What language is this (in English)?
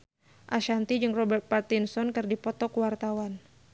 Sundanese